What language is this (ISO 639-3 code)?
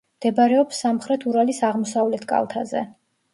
kat